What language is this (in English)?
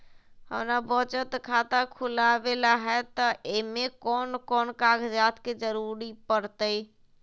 Magahi